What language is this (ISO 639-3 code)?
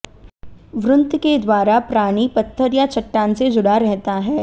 hin